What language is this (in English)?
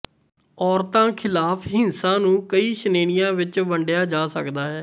Punjabi